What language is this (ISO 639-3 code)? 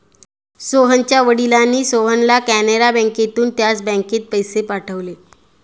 mar